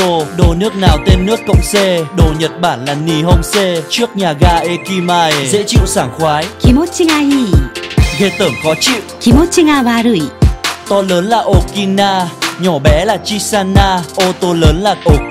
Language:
Vietnamese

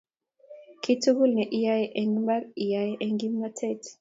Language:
Kalenjin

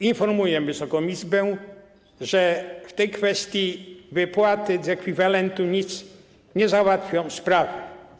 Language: Polish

